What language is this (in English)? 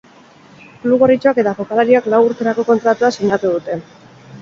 Basque